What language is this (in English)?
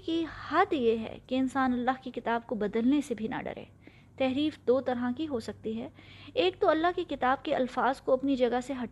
Urdu